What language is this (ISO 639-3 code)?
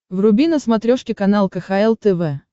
rus